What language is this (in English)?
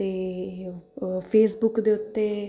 Punjabi